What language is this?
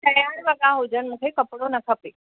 Sindhi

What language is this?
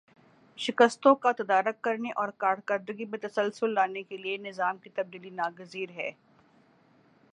Urdu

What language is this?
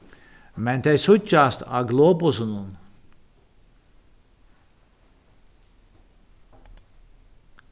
Faroese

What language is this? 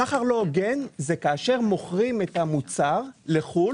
Hebrew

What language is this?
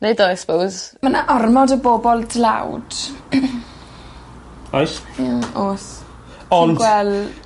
Welsh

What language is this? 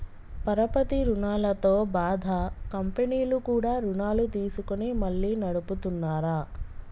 Telugu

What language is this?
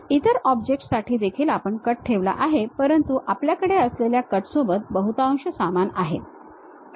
Marathi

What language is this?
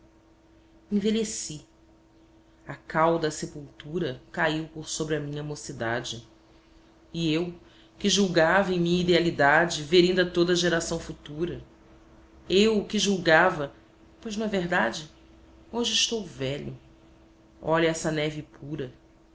Portuguese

